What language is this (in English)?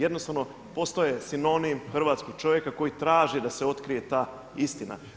Croatian